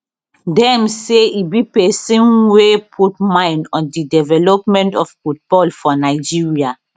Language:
Nigerian Pidgin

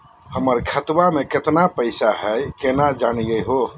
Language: Magahi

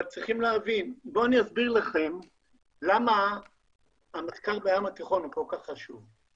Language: Hebrew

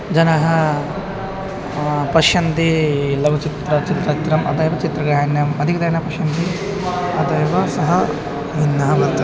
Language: Sanskrit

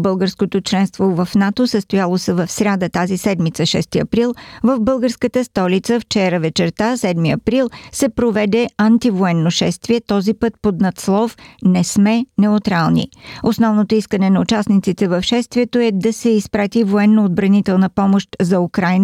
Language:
Bulgarian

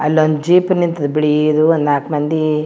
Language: Kannada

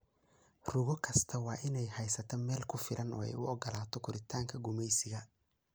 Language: Somali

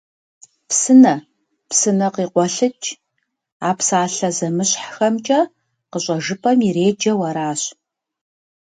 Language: Kabardian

